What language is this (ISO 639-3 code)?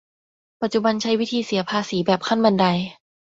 tha